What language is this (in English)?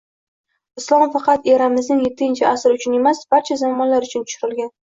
Uzbek